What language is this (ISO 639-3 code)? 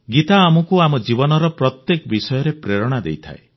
ori